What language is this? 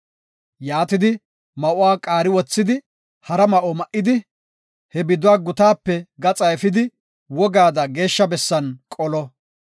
Gofa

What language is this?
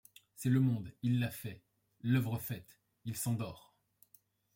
French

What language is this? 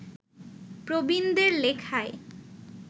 Bangla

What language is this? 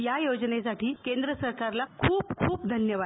Marathi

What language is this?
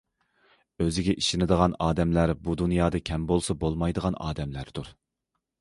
Uyghur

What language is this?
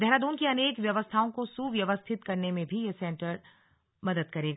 Hindi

